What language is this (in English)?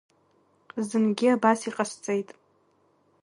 Abkhazian